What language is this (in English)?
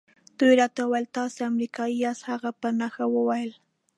Pashto